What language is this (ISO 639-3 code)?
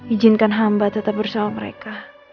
ind